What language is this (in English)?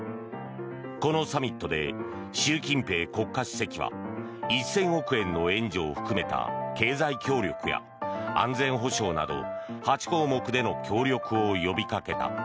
Japanese